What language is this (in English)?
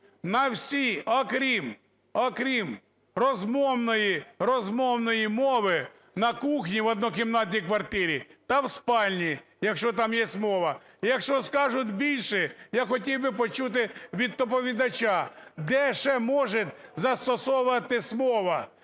Ukrainian